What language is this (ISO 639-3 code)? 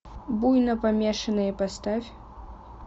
rus